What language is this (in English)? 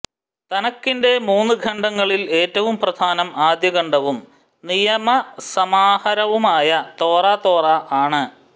Malayalam